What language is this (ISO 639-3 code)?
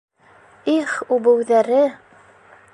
bak